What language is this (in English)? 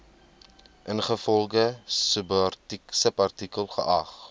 Afrikaans